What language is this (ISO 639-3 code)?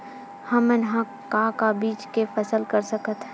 hne